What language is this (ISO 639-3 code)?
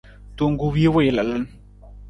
nmz